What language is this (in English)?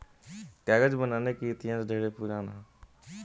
Bhojpuri